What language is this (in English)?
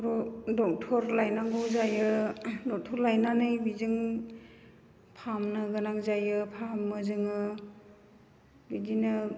Bodo